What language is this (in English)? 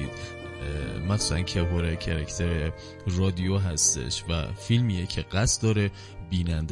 Persian